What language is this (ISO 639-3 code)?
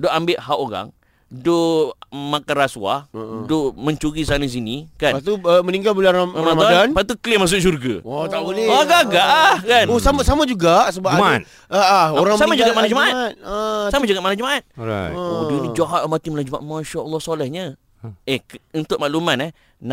msa